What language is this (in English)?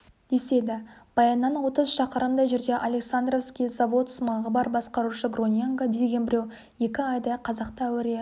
Kazakh